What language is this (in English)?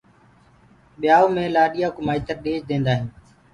Gurgula